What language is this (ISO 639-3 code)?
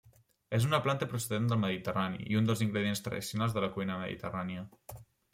cat